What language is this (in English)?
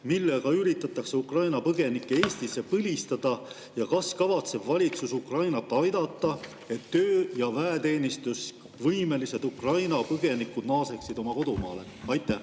Estonian